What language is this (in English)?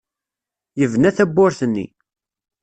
Kabyle